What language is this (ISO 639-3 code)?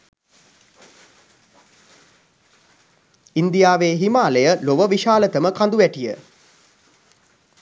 sin